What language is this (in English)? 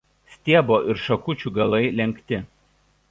Lithuanian